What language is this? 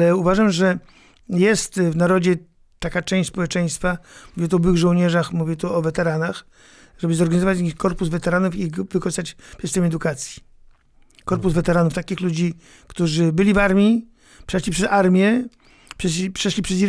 Polish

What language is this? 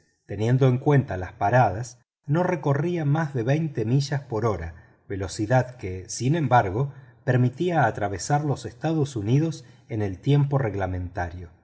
Spanish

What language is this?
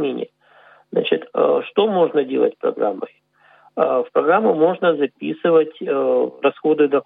Russian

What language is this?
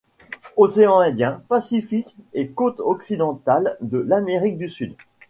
French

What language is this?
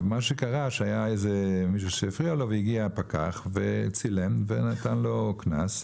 Hebrew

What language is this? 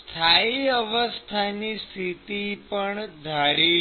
Gujarati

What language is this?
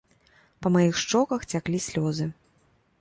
Belarusian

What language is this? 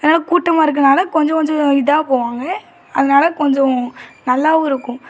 Tamil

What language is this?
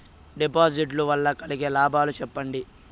Telugu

